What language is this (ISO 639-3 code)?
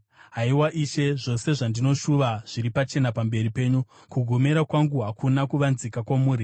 sna